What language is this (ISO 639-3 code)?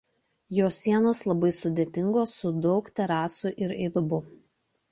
lit